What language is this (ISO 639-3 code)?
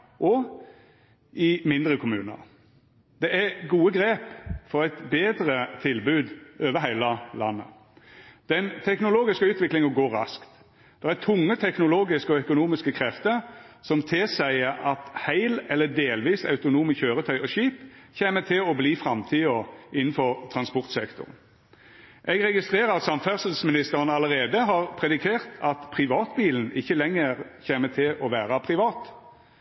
nno